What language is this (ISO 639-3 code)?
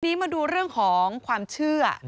tha